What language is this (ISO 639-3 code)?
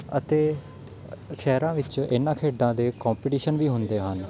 pan